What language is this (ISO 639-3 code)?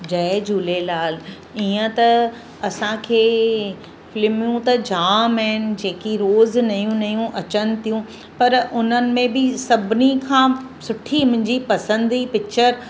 snd